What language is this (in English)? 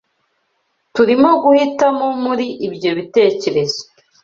Kinyarwanda